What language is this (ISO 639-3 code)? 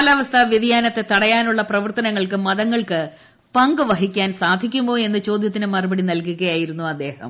mal